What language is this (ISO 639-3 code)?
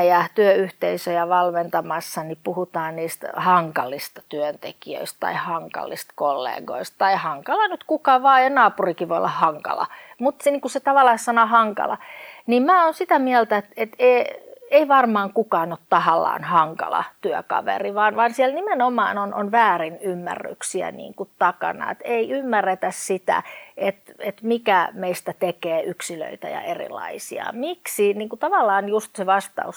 fin